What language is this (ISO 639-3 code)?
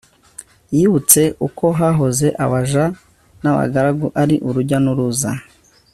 kin